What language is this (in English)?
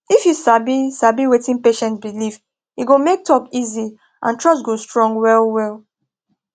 Nigerian Pidgin